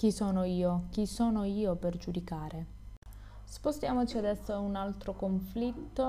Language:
Italian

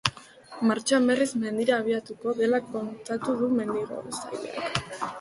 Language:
Basque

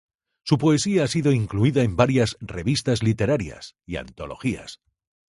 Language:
Spanish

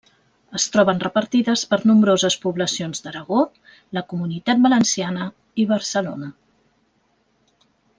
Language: Catalan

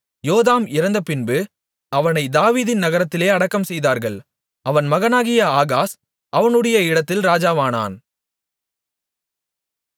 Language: Tamil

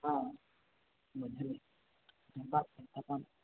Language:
Maithili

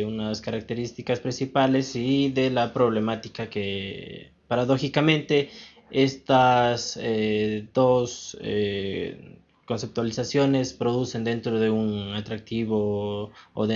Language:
Spanish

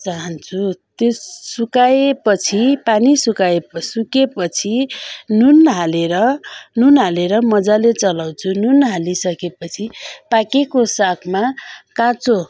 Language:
Nepali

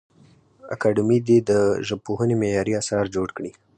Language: Pashto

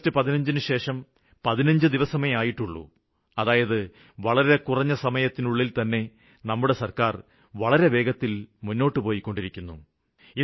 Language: Malayalam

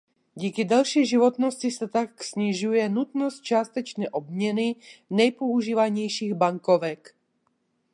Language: Czech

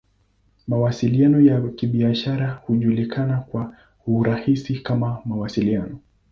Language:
Swahili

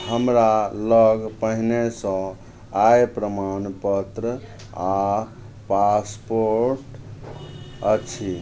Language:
Maithili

